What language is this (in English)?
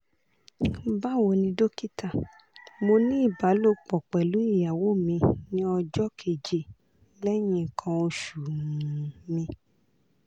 Yoruba